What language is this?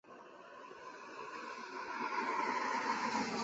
Chinese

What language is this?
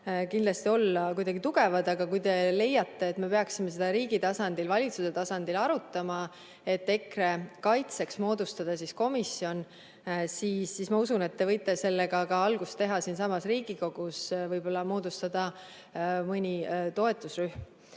Estonian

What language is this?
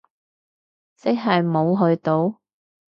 Cantonese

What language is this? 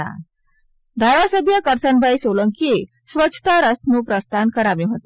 Gujarati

